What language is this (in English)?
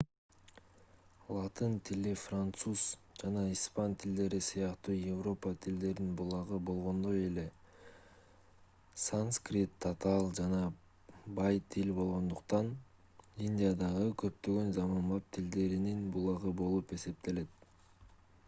Kyrgyz